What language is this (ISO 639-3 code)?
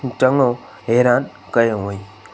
snd